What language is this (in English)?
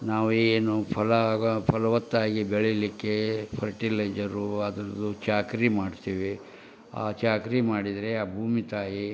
Kannada